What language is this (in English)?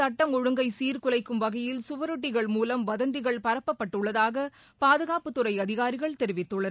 Tamil